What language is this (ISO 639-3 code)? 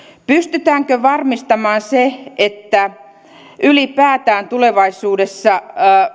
fin